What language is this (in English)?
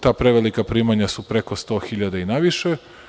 Serbian